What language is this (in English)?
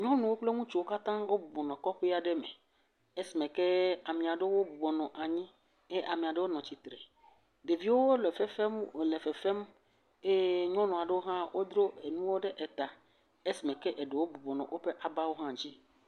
Ewe